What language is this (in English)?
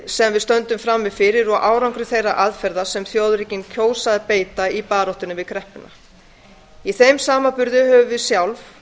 Icelandic